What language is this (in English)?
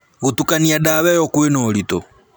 Kikuyu